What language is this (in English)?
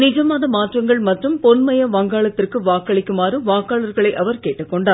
Tamil